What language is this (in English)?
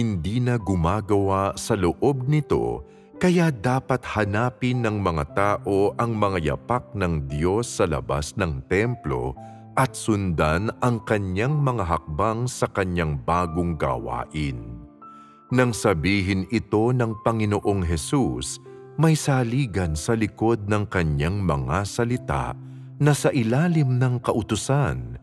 Filipino